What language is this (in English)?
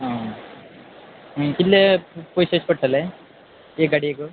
Konkani